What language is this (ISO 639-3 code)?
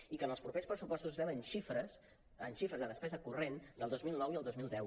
cat